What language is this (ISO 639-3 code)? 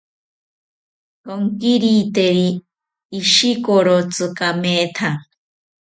cpy